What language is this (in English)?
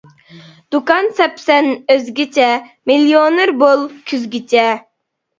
Uyghur